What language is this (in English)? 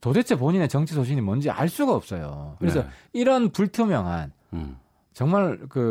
Korean